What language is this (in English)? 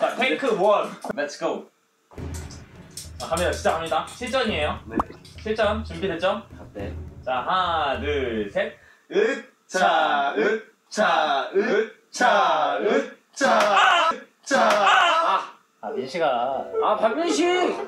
Korean